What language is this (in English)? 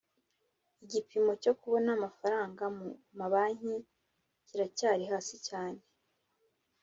Kinyarwanda